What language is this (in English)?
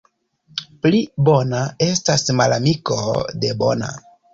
Esperanto